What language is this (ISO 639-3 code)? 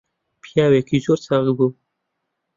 ckb